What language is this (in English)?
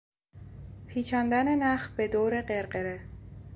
Persian